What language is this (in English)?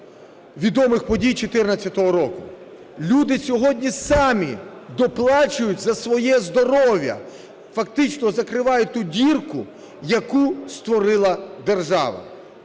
Ukrainian